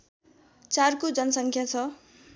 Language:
Nepali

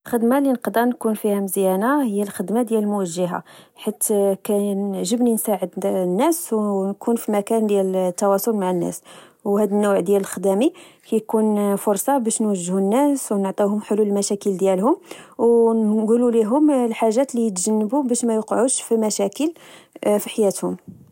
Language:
Moroccan Arabic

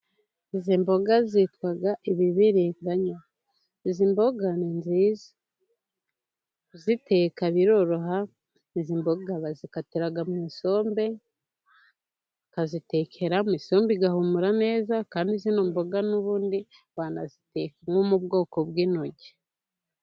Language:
Kinyarwanda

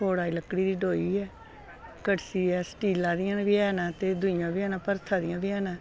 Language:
Dogri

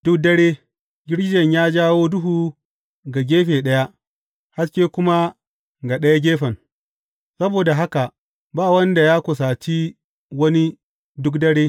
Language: Hausa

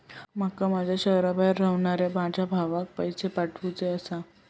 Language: Marathi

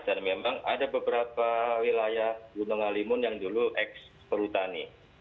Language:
Indonesian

